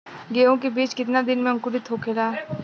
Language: Bhojpuri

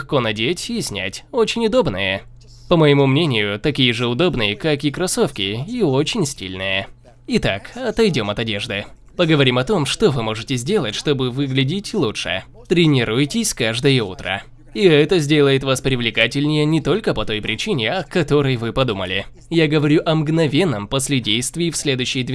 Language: Russian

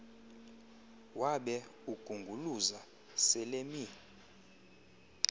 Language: Xhosa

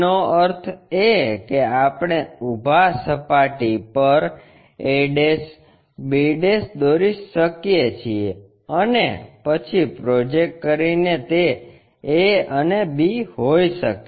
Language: Gujarati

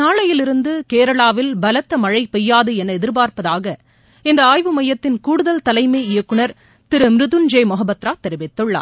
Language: Tamil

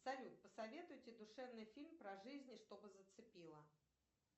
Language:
Russian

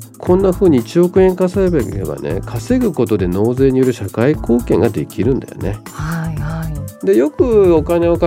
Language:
Japanese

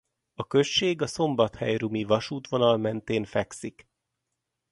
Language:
Hungarian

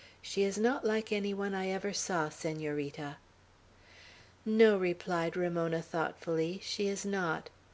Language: English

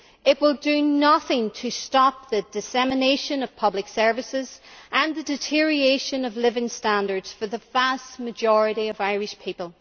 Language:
English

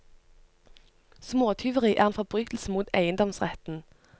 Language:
Norwegian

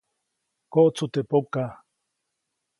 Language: Copainalá Zoque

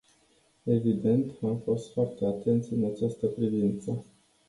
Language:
Romanian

